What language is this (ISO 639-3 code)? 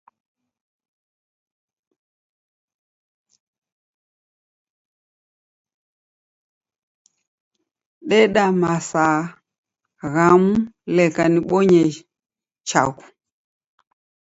dav